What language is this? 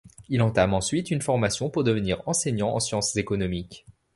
French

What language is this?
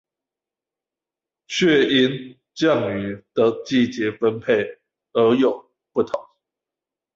Chinese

